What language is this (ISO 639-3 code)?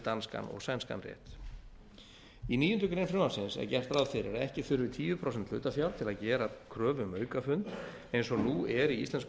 isl